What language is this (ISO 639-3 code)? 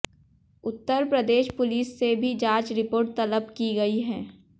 hin